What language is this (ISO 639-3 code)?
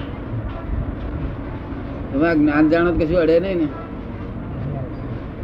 guj